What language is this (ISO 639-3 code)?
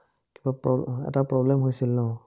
asm